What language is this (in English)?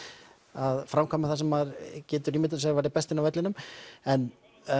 Icelandic